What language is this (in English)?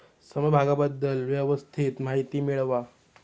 Marathi